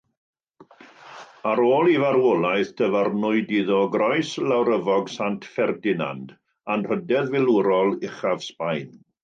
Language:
Welsh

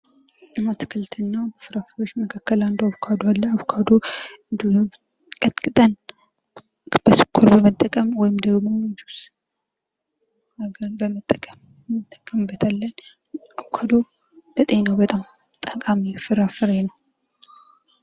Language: Amharic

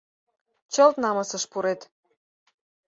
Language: Mari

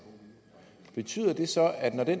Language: Danish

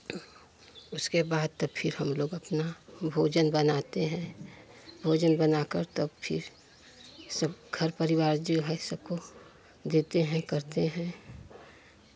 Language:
Hindi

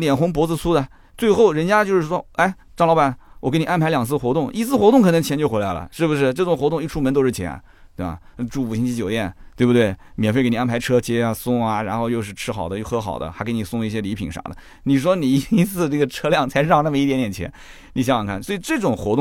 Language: Chinese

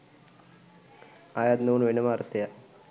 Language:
Sinhala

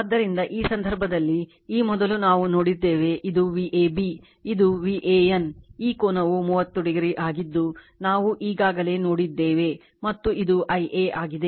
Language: Kannada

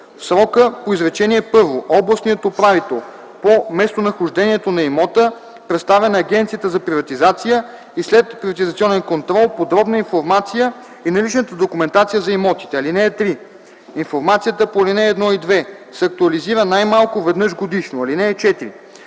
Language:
Bulgarian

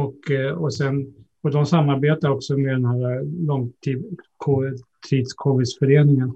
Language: Swedish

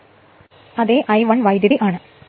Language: Malayalam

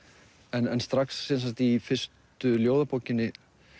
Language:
Icelandic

